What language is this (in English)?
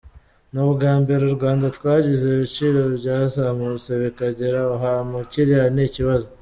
Kinyarwanda